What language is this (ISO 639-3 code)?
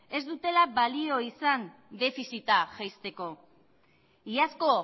eus